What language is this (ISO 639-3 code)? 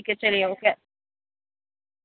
urd